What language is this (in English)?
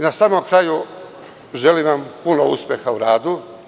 Serbian